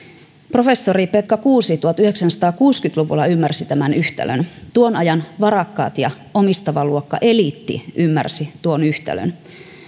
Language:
Finnish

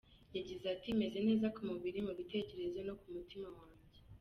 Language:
Kinyarwanda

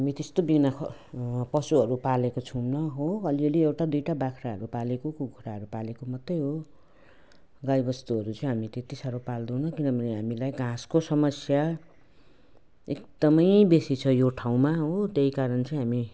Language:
Nepali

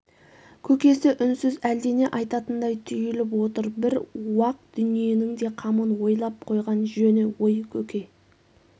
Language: Kazakh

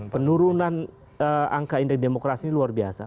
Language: Indonesian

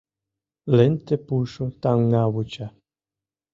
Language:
Mari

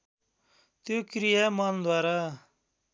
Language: Nepali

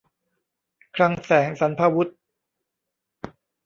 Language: Thai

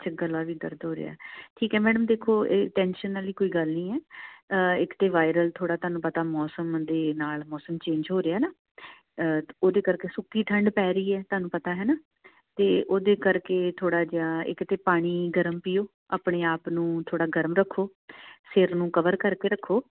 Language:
Punjabi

